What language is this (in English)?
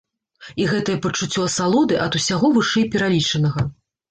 Belarusian